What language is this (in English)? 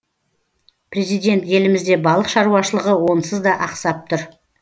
Kazakh